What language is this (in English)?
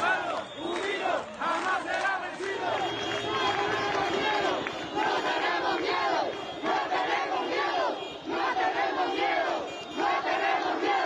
Spanish